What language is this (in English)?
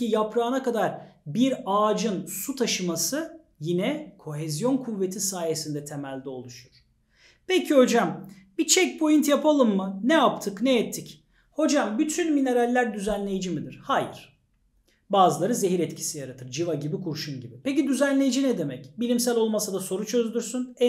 Turkish